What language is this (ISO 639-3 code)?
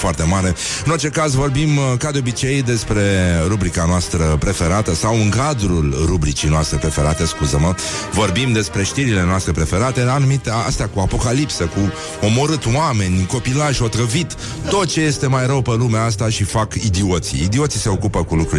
ron